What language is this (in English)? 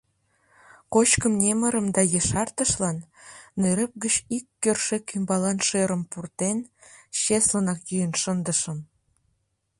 Mari